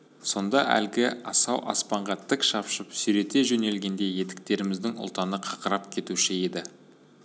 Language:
Kazakh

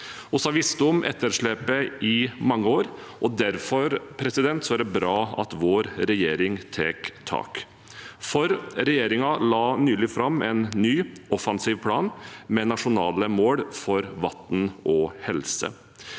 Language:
Norwegian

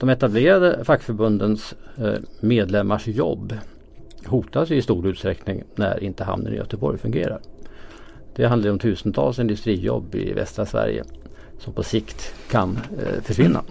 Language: Swedish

